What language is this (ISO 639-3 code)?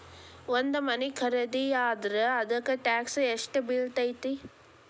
kan